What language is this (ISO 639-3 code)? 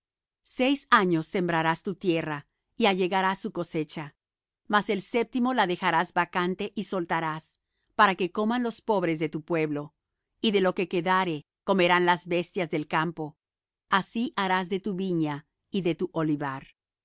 spa